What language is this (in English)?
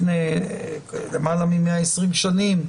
Hebrew